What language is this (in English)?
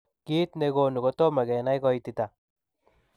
Kalenjin